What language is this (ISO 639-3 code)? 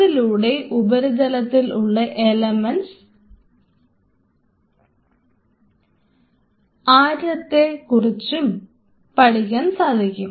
mal